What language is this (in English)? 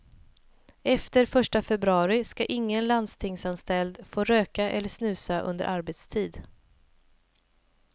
Swedish